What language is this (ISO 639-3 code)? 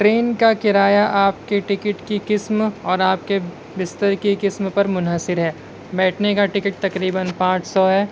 urd